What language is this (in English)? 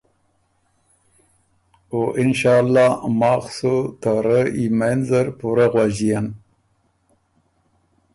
Ormuri